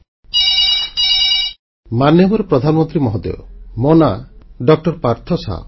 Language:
Odia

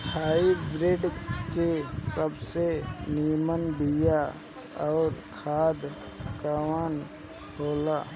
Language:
Bhojpuri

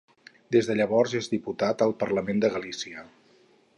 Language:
Catalan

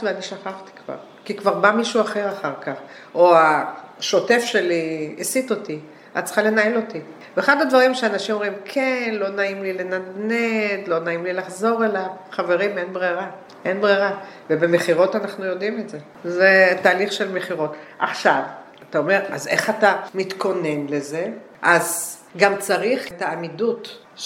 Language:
Hebrew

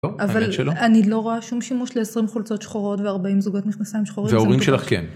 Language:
Hebrew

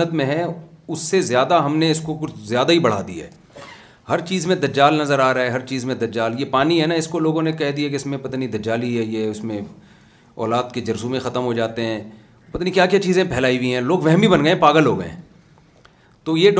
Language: Urdu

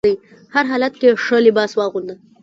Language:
Pashto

